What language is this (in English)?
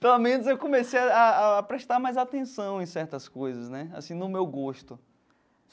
Portuguese